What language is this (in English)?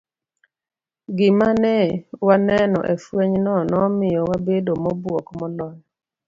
Luo (Kenya and Tanzania)